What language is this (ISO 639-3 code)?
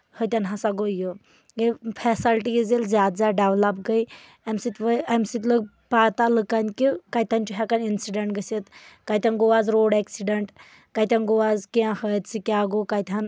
kas